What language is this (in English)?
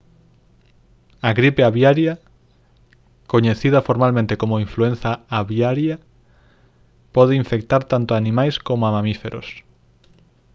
Galician